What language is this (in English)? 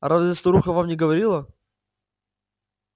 Russian